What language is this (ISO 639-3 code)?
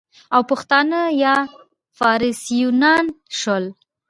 pus